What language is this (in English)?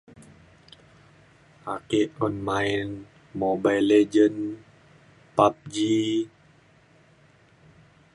Mainstream Kenyah